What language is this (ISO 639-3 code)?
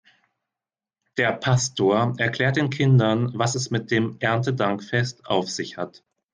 deu